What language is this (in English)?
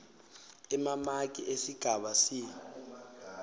Swati